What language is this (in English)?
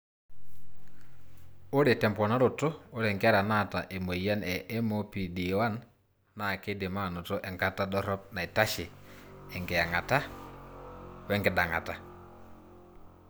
Masai